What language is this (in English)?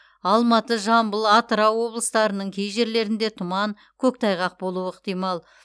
Kazakh